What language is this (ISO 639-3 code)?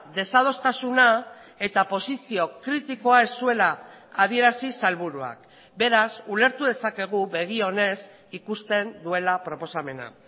eus